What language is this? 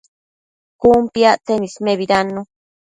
Matsés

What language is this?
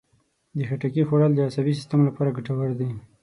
Pashto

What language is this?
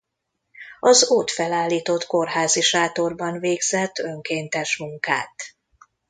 Hungarian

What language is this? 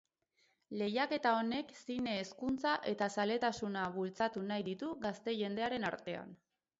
Basque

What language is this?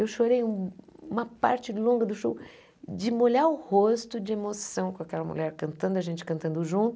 Portuguese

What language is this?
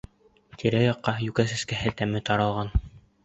Bashkir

